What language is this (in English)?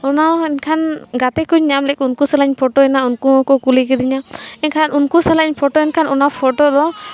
Santali